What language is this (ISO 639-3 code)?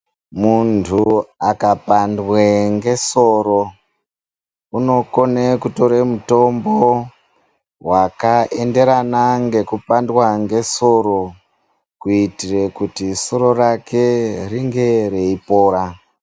ndc